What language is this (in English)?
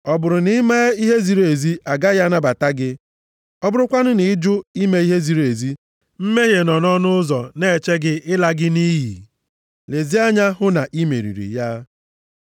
Igbo